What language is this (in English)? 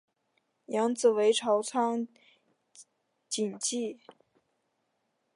Chinese